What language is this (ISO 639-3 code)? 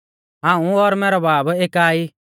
bfz